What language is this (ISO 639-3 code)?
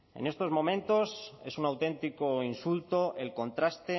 spa